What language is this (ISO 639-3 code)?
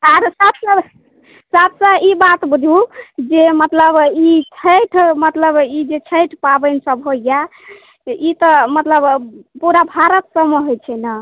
mai